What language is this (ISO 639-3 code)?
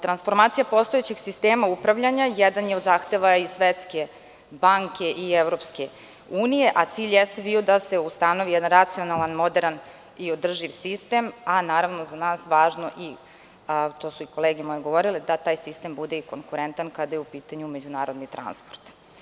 srp